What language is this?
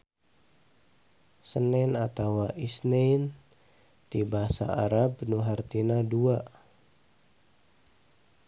Sundanese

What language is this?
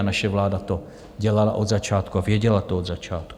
Czech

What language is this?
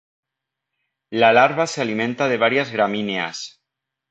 Spanish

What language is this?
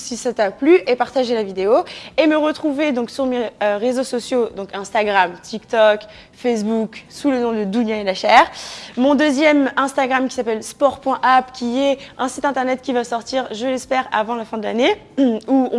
French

